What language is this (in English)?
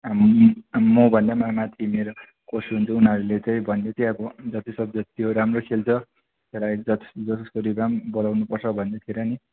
Nepali